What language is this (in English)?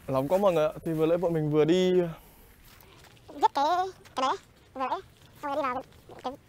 Vietnamese